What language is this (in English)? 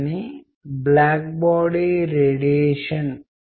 Telugu